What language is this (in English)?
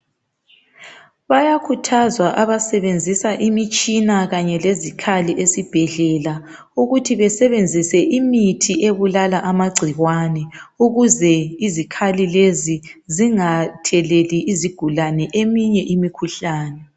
North Ndebele